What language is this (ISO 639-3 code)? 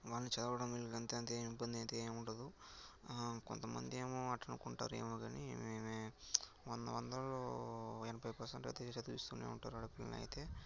tel